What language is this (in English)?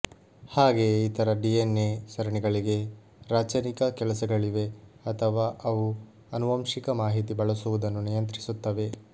Kannada